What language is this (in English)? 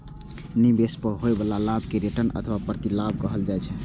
Maithili